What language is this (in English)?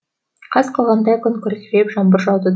Kazakh